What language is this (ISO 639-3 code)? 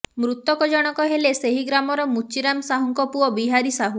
ori